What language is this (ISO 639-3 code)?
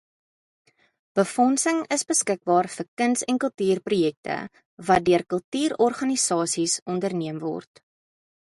afr